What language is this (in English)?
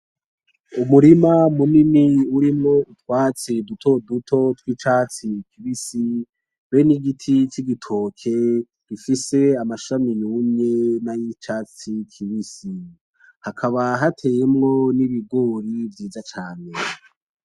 Rundi